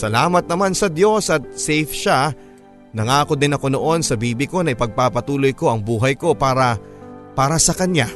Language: Filipino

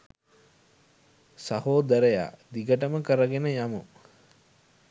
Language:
Sinhala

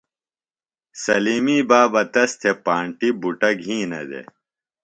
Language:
Phalura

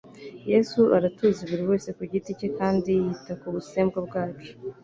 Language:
Kinyarwanda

